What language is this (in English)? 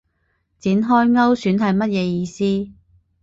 Cantonese